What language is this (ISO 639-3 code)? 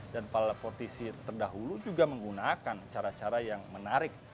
ind